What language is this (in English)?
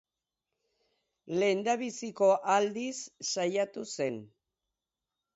Basque